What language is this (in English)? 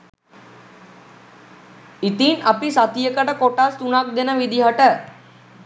Sinhala